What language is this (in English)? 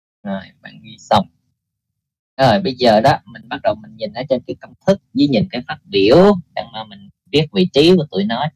Vietnamese